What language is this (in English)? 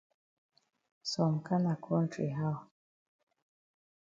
Cameroon Pidgin